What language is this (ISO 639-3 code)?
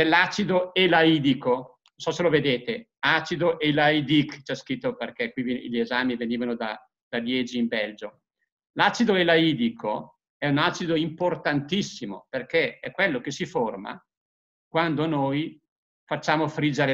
ita